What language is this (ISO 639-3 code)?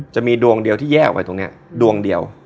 tha